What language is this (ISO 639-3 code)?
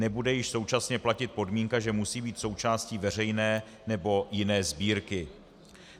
ces